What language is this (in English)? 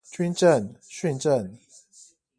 Chinese